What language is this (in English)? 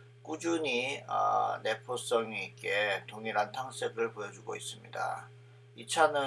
Korean